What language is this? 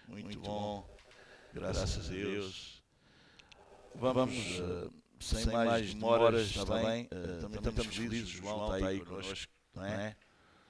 Portuguese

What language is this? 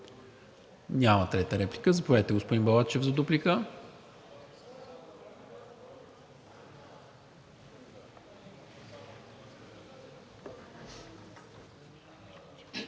Bulgarian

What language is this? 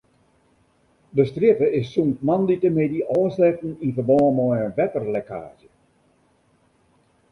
Western Frisian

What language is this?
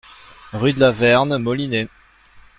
French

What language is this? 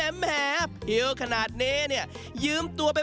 Thai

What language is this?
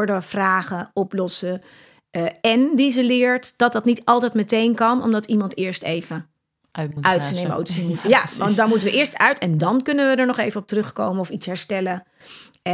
Dutch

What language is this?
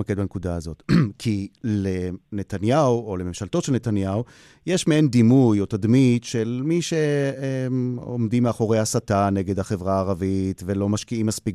Hebrew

